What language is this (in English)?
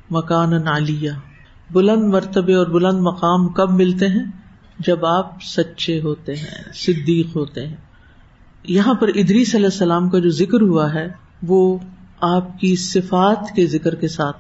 Urdu